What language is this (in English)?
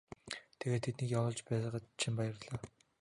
Mongolian